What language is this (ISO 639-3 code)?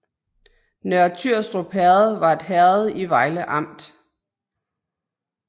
dan